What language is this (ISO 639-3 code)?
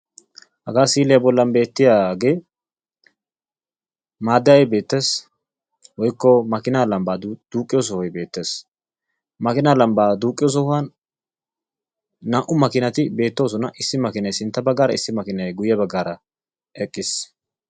wal